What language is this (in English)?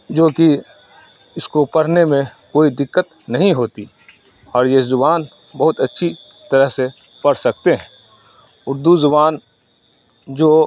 Urdu